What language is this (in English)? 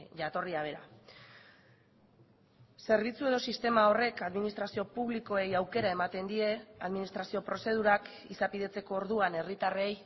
Basque